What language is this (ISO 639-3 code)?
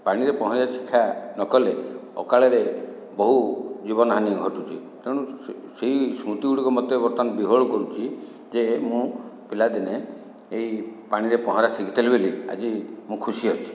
ori